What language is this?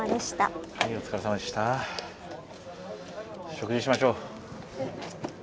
Japanese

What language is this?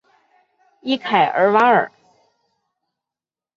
Chinese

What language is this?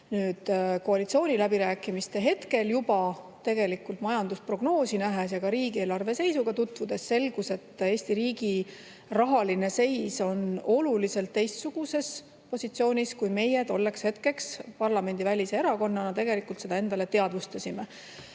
Estonian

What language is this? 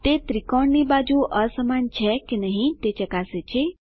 Gujarati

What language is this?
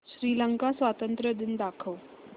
Marathi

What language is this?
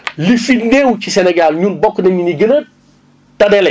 Wolof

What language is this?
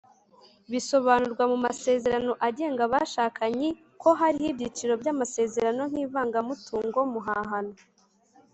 Kinyarwanda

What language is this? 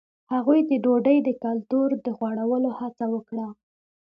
Pashto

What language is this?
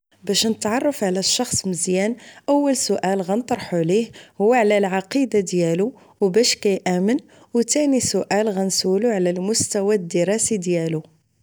Moroccan Arabic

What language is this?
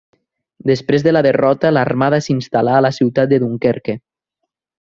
Catalan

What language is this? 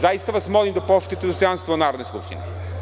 Serbian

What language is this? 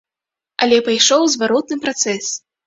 Belarusian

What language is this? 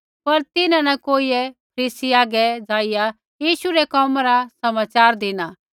Kullu Pahari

